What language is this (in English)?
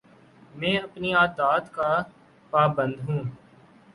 Urdu